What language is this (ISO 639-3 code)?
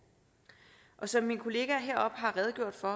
dan